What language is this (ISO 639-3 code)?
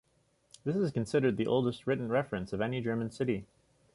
eng